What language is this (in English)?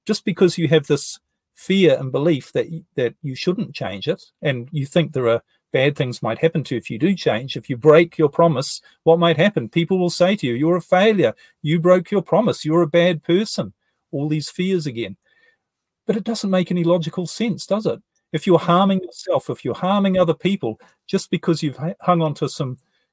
English